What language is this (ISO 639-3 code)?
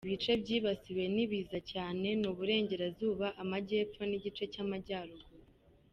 kin